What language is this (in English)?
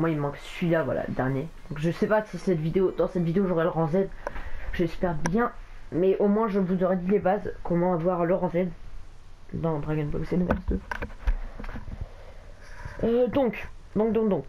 French